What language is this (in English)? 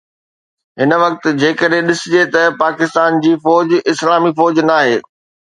Sindhi